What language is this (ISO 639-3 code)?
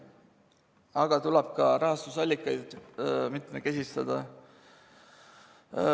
est